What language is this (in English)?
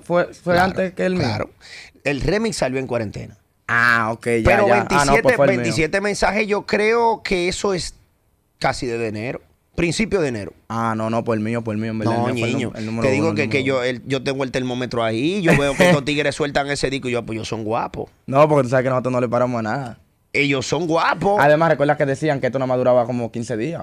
Spanish